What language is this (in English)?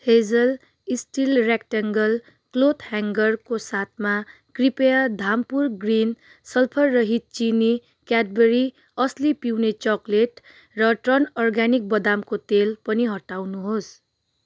Nepali